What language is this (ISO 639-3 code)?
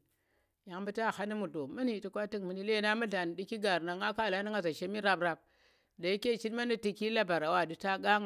ttr